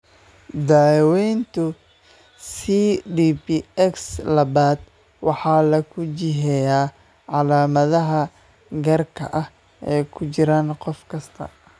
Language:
Somali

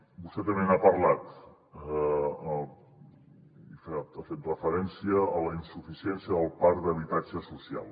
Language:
Catalan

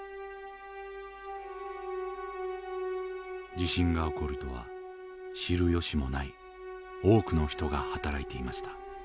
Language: Japanese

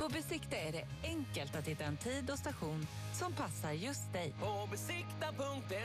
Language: Swedish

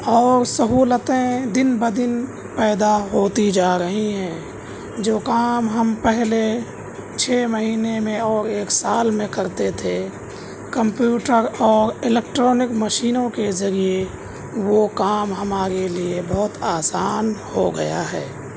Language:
Urdu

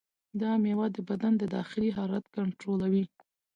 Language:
Pashto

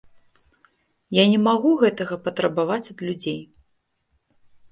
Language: Belarusian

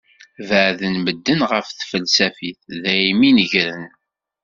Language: Kabyle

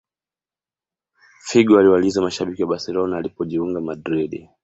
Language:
Swahili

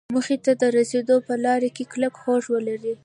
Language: Pashto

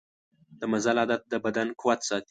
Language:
Pashto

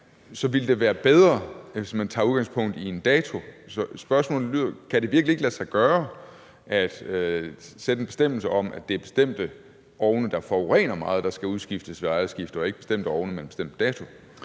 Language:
Danish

